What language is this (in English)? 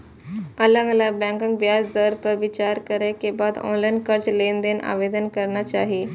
Maithili